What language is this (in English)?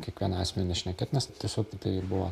Lithuanian